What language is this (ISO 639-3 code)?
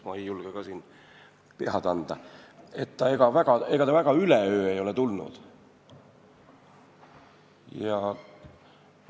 est